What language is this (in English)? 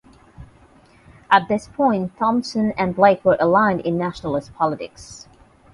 English